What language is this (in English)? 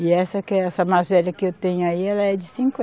Portuguese